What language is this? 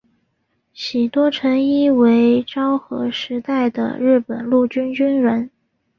Chinese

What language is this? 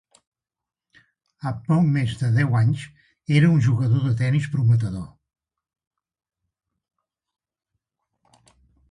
Catalan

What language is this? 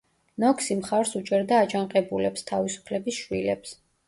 Georgian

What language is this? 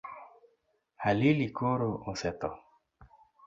Luo (Kenya and Tanzania)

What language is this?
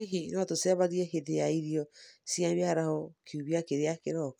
Kikuyu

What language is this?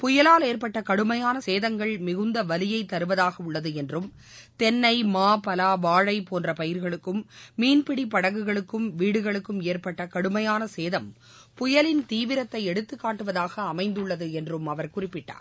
Tamil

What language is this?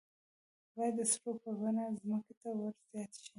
Pashto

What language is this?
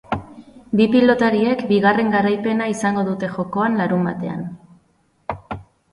Basque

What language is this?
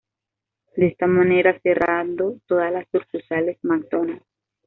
Spanish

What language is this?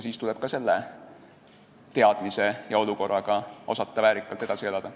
Estonian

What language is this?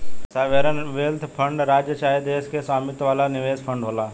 Bhojpuri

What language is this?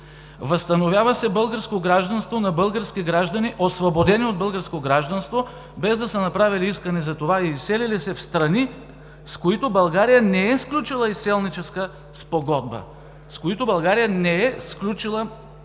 Bulgarian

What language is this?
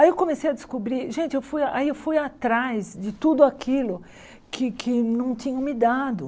Portuguese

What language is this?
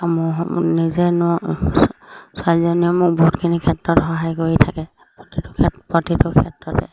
Assamese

